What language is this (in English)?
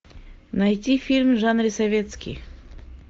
Russian